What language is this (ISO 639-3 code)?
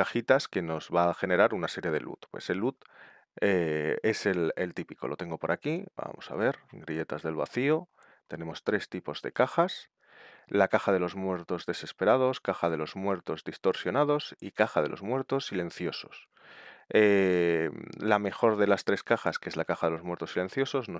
spa